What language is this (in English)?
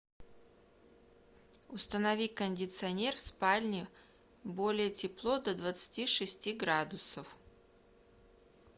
Russian